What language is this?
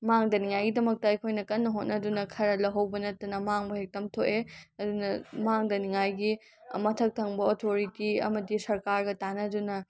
Manipuri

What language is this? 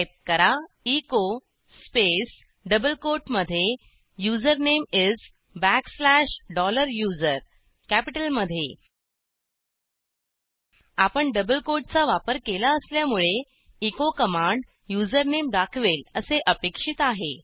Marathi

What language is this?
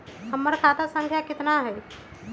Magahi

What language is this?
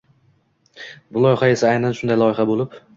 Uzbek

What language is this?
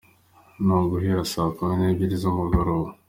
Kinyarwanda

